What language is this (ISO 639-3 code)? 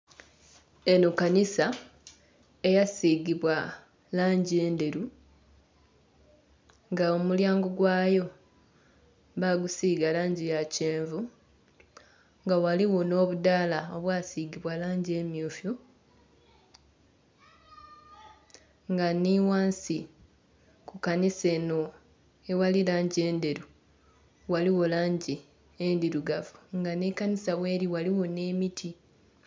xog